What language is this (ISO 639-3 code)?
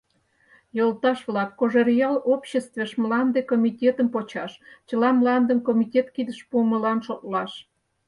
chm